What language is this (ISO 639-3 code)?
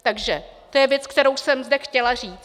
ces